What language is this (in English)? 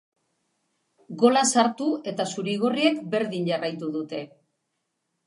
Basque